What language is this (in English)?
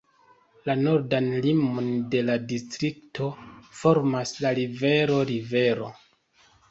Esperanto